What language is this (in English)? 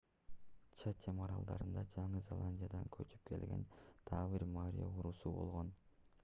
Kyrgyz